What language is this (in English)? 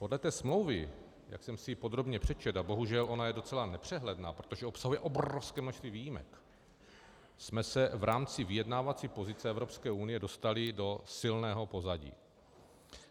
Czech